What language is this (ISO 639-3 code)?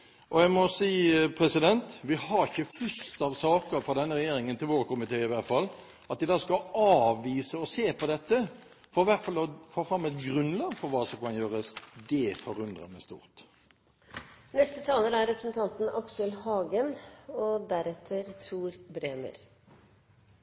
nob